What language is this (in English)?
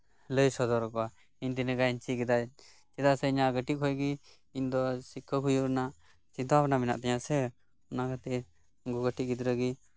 Santali